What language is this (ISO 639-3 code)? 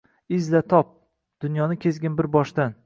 uzb